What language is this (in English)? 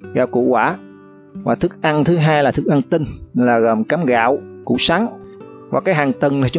Vietnamese